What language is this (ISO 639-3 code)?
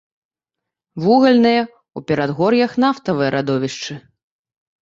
bel